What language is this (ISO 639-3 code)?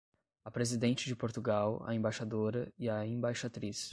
por